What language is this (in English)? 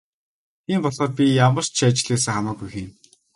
Mongolian